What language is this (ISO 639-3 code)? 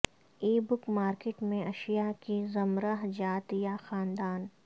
urd